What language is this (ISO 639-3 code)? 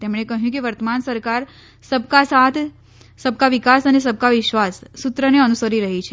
guj